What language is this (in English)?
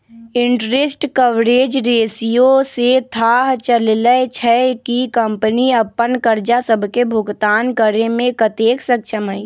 Magahi